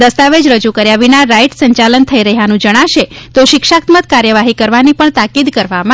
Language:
Gujarati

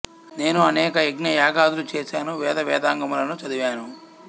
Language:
Telugu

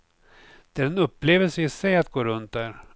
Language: Swedish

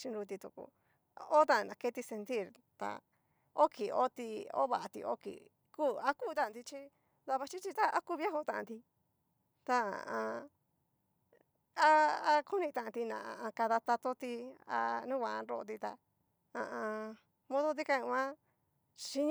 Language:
Cacaloxtepec Mixtec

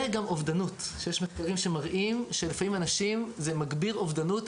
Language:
Hebrew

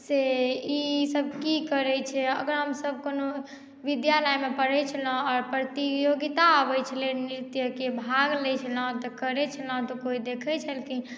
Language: Maithili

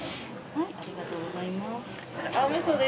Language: Japanese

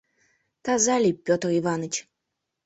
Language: Mari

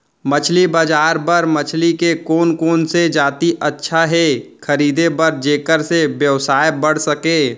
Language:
Chhattisgarhi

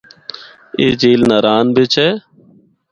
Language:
Northern Hindko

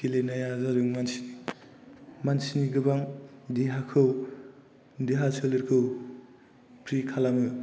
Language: Bodo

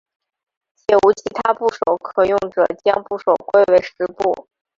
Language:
Chinese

